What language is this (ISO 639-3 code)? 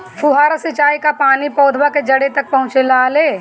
bho